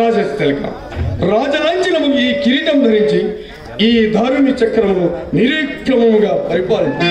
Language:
Telugu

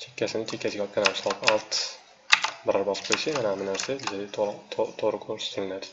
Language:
Turkish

